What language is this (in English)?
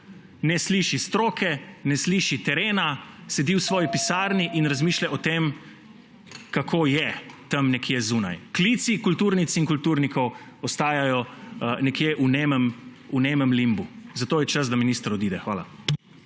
Slovenian